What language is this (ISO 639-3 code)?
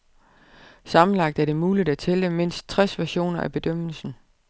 dan